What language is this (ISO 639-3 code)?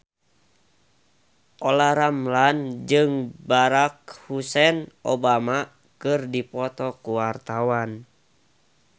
sun